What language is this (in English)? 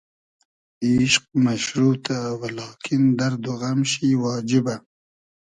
Hazaragi